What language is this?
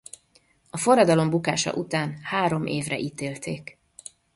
Hungarian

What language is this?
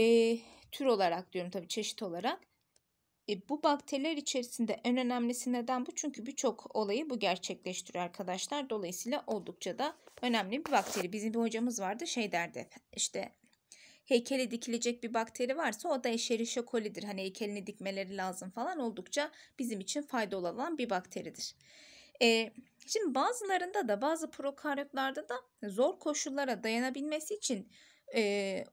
Turkish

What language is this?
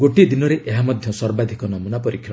Odia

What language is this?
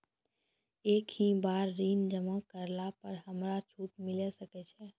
Maithili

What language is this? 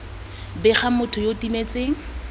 Tswana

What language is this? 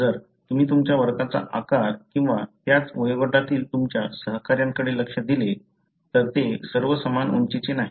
Marathi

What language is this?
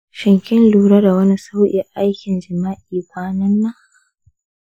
Hausa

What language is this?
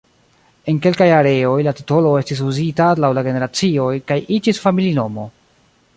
Esperanto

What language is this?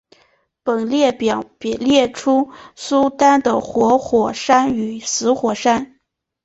Chinese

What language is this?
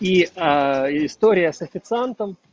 Russian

